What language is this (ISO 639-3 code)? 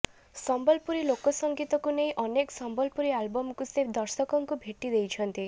ori